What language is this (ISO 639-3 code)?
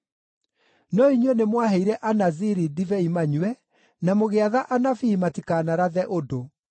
kik